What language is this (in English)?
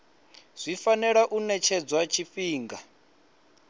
Venda